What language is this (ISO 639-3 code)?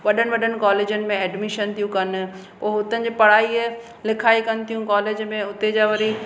snd